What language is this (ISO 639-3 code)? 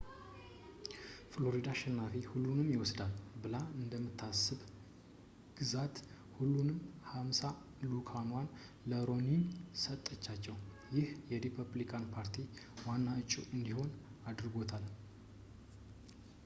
amh